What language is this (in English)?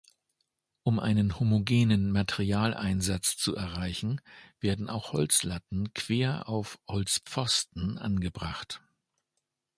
German